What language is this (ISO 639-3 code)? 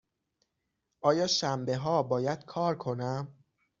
fas